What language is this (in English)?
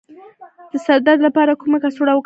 Pashto